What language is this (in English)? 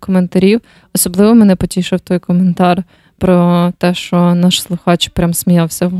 Ukrainian